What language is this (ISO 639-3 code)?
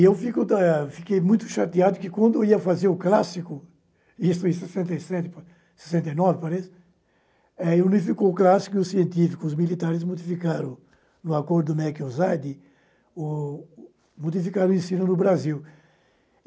por